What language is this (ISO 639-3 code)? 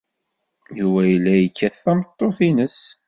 kab